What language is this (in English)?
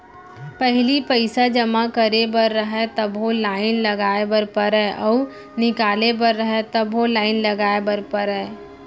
Chhattisgarhi